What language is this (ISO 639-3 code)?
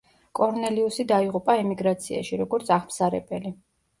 kat